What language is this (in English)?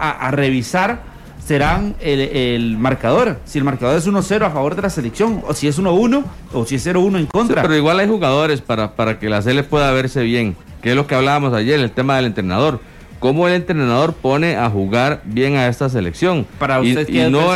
Spanish